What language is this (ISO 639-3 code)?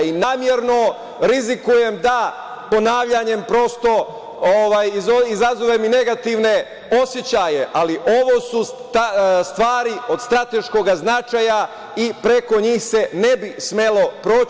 srp